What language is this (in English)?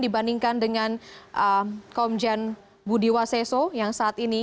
Indonesian